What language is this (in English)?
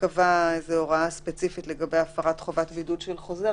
Hebrew